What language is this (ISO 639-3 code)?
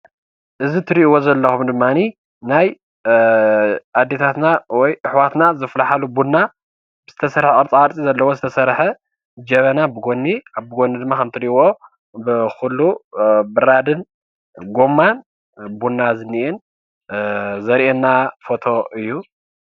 tir